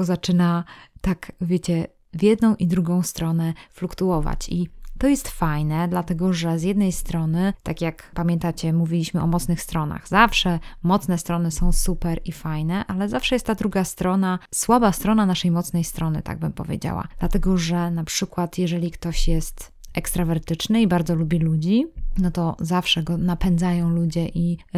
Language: Polish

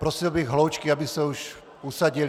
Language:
Czech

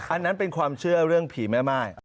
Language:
Thai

